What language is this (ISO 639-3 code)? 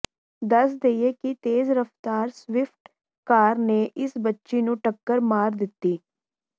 pan